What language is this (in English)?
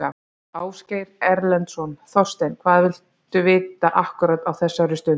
Icelandic